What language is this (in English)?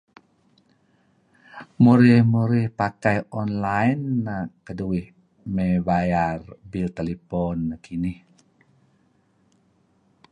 Kelabit